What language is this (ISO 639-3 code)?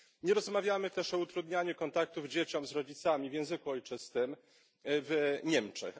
pol